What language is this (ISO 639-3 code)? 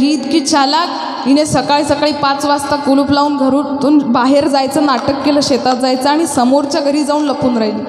hin